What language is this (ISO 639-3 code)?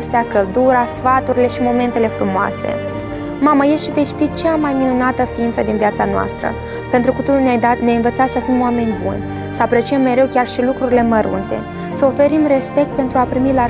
ron